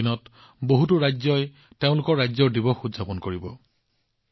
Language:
Assamese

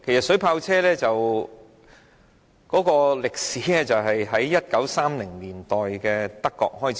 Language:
Cantonese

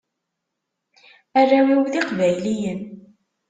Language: Kabyle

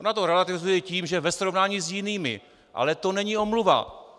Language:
Czech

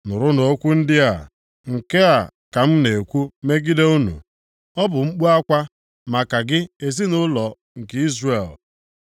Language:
Igbo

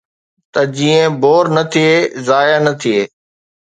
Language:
Sindhi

